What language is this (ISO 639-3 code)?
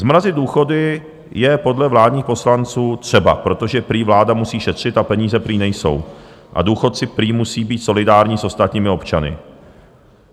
ces